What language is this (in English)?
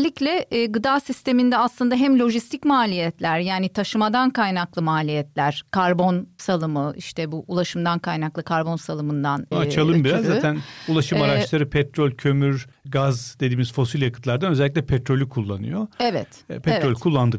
Turkish